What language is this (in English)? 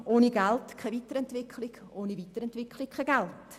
Swiss German